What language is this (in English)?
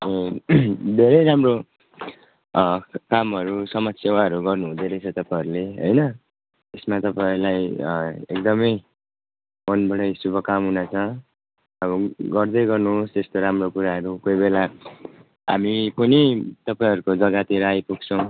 Nepali